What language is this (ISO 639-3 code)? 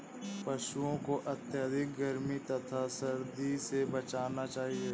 hin